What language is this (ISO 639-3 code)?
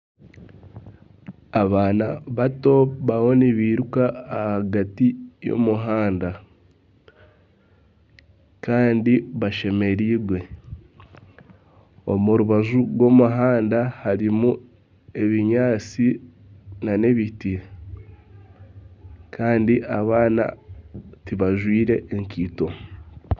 nyn